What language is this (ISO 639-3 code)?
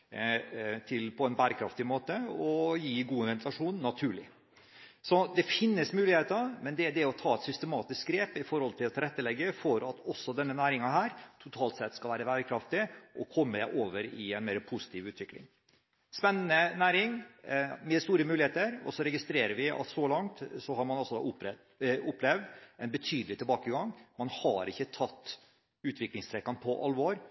nob